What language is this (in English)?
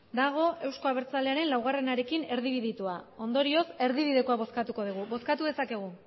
Basque